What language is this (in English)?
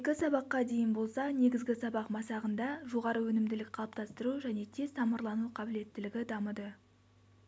Kazakh